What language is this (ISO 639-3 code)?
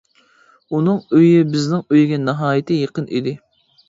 uig